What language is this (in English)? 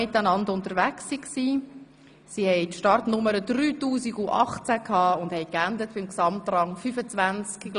Swiss German